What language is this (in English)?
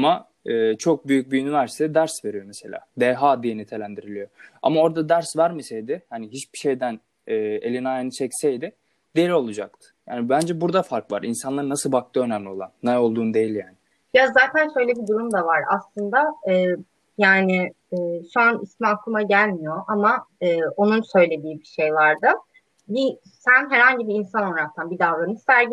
Turkish